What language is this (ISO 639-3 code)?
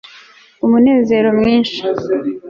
kin